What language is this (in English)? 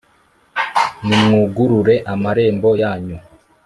Kinyarwanda